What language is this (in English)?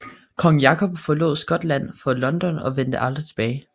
Danish